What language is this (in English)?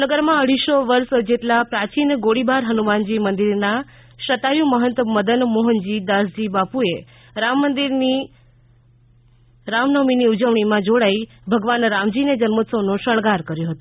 Gujarati